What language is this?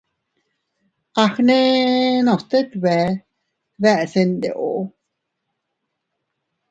Teutila Cuicatec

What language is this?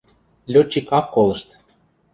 Western Mari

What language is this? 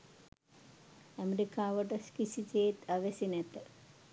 Sinhala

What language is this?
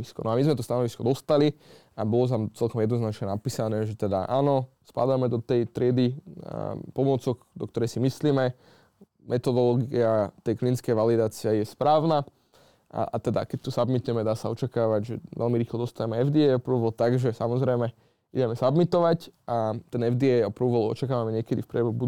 Slovak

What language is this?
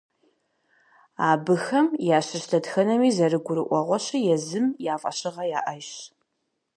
Kabardian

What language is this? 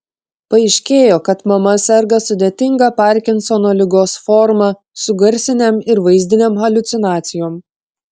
Lithuanian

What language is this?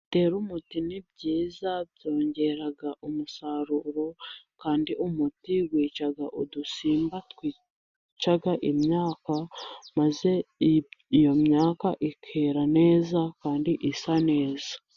Kinyarwanda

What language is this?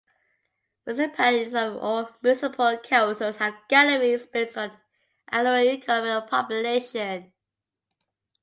English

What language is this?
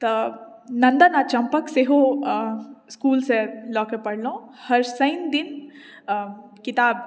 Maithili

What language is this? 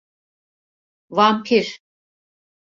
Turkish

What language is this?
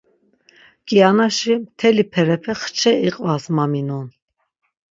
Laz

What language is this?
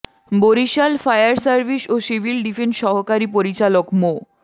Bangla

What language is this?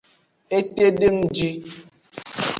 Aja (Benin)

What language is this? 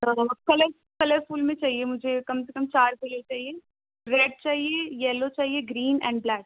Urdu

